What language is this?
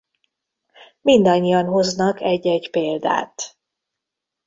Hungarian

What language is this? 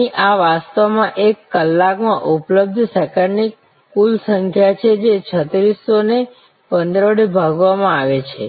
Gujarati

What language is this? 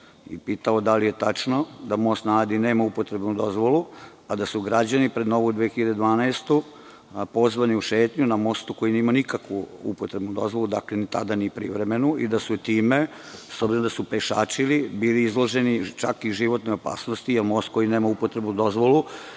Serbian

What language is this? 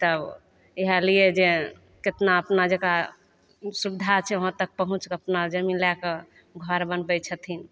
Maithili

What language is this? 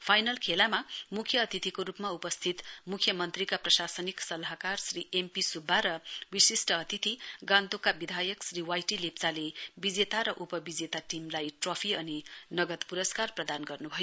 Nepali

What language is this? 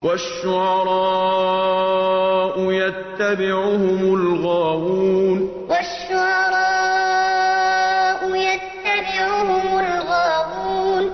Arabic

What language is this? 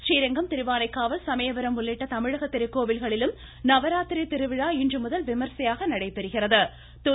Tamil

